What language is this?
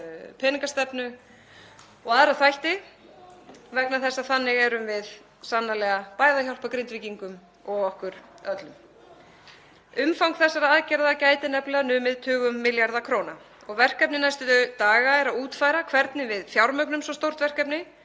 Icelandic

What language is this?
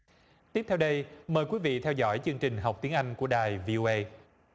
Vietnamese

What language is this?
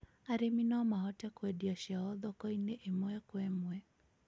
Kikuyu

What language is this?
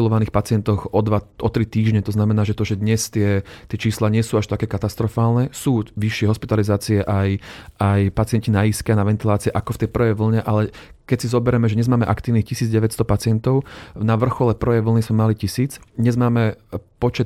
Slovak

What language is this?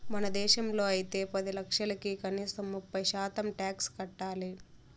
Telugu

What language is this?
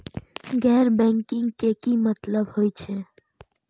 Maithili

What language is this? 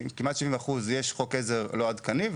Hebrew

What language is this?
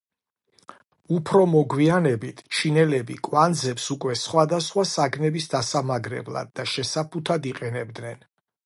Georgian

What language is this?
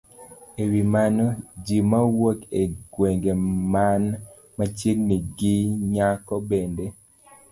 Luo (Kenya and Tanzania)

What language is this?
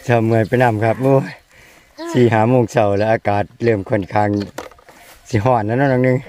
Thai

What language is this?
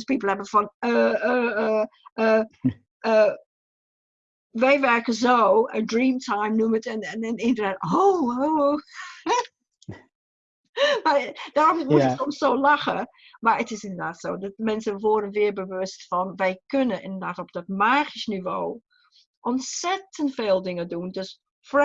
Dutch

